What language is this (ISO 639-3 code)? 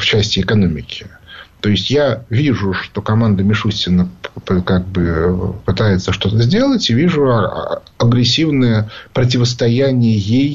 rus